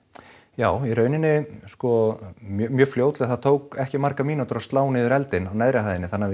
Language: Icelandic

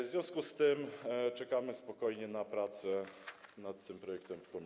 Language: Polish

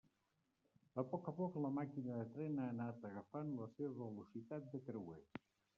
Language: Catalan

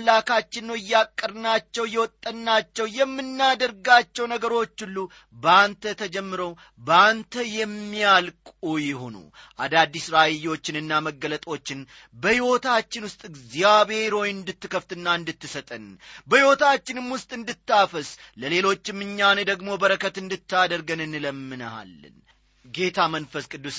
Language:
Amharic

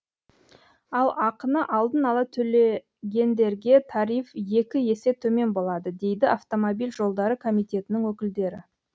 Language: Kazakh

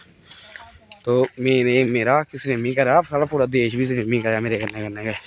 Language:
Dogri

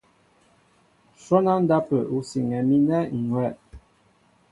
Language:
Mbo (Cameroon)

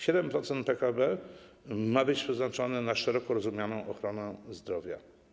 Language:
Polish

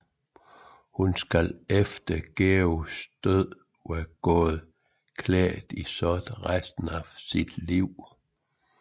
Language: Danish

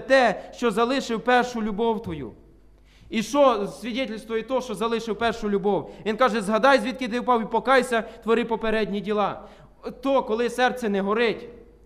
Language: Ukrainian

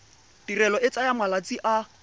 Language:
Tswana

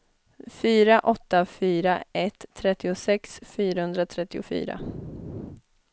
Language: Swedish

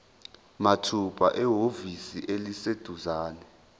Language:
Zulu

